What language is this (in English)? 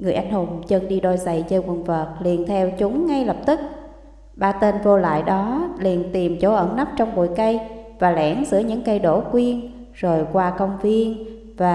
Vietnamese